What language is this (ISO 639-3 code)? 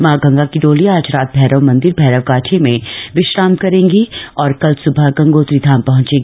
hin